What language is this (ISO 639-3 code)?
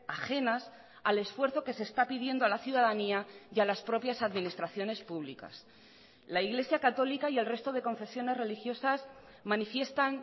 spa